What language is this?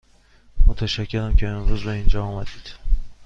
Persian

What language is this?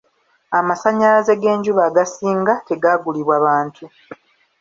Ganda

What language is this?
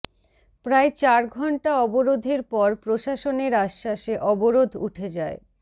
Bangla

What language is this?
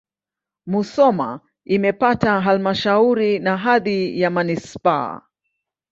Swahili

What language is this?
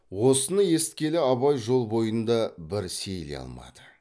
Kazakh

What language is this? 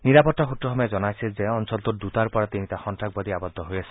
Assamese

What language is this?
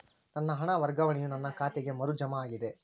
Kannada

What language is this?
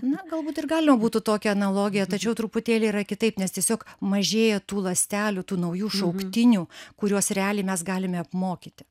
Lithuanian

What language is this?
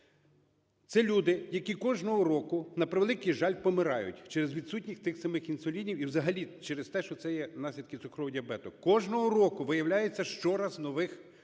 Ukrainian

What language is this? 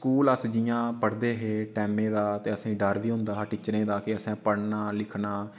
Dogri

